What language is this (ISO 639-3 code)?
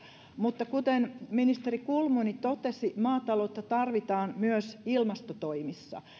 fin